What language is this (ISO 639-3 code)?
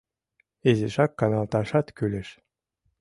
chm